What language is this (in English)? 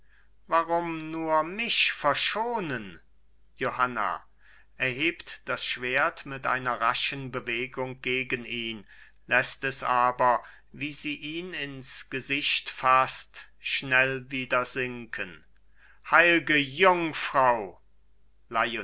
German